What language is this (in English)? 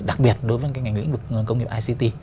Vietnamese